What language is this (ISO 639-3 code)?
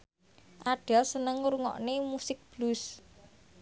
jav